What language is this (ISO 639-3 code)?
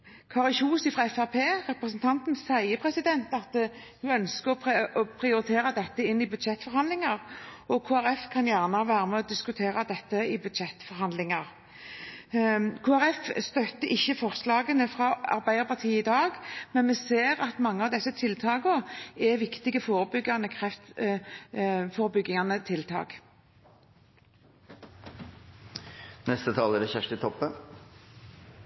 nor